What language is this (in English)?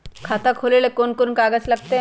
Magahi